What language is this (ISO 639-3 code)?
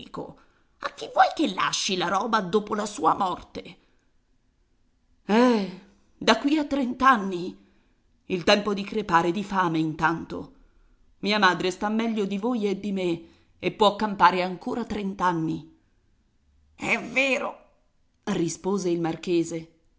ita